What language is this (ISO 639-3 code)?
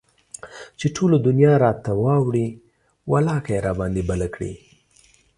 pus